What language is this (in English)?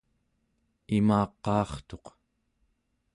Central Yupik